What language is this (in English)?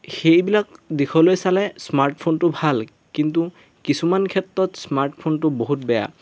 Assamese